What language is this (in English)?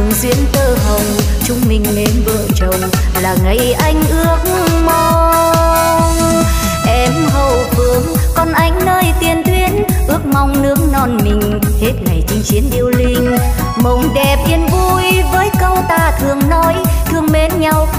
Vietnamese